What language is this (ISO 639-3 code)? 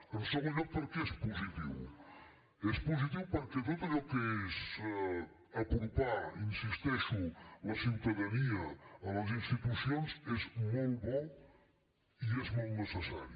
cat